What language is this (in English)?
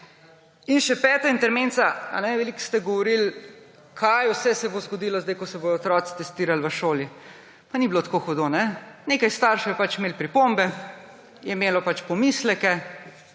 Slovenian